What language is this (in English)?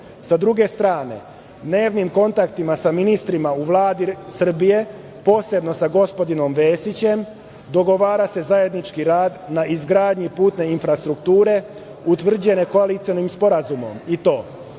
Serbian